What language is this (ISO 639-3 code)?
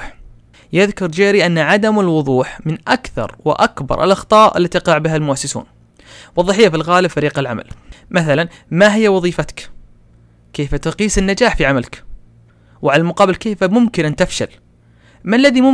ara